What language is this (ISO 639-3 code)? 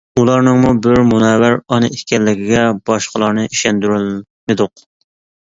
uig